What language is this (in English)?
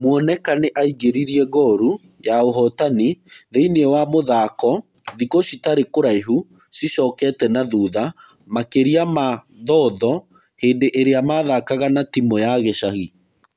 Kikuyu